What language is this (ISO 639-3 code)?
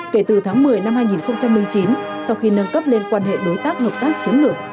vie